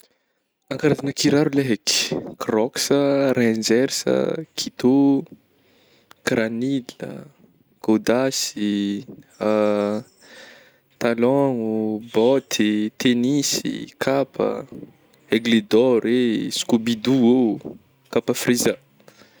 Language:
Northern Betsimisaraka Malagasy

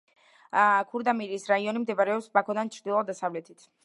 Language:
Georgian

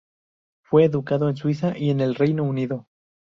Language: Spanish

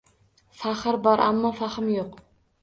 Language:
Uzbek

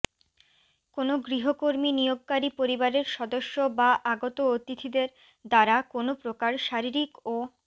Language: Bangla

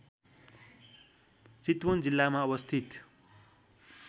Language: Nepali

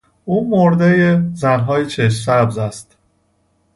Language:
Persian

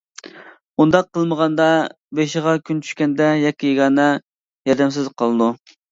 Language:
Uyghur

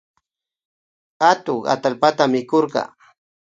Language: Imbabura Highland Quichua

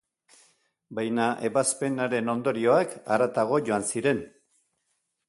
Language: Basque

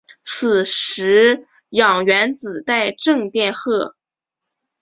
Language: Chinese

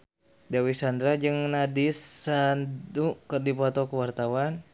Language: Sundanese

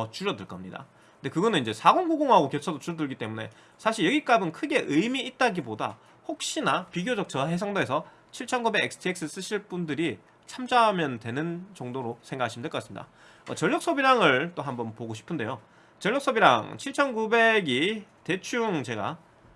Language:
Korean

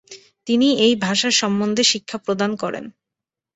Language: Bangla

